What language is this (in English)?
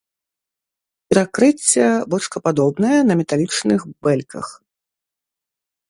Belarusian